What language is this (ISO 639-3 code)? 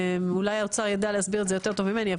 heb